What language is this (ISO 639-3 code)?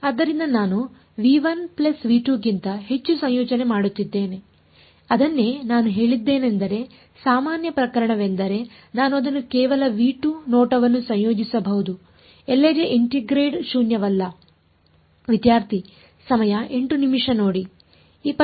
kan